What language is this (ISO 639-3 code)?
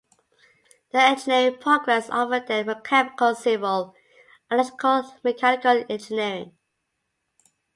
eng